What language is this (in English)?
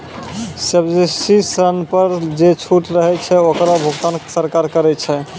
Maithili